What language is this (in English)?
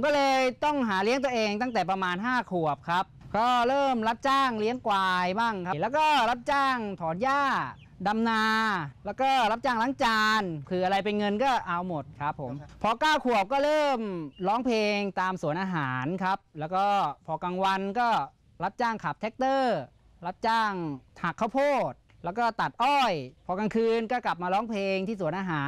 Thai